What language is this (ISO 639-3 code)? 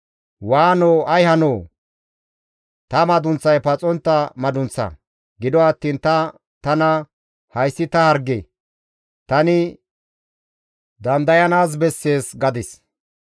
gmv